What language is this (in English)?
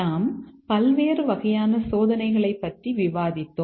Tamil